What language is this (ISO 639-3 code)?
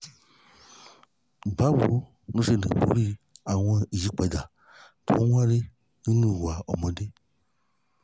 yor